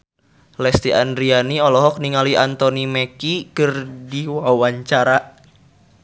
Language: Sundanese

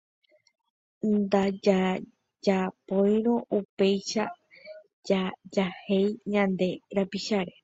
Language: Guarani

